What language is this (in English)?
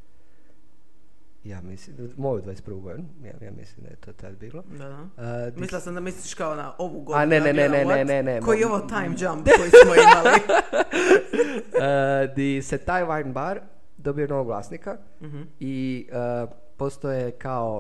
Croatian